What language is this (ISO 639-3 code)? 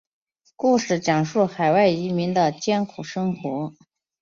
zho